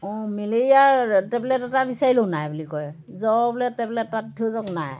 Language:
Assamese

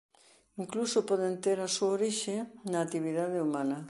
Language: Galician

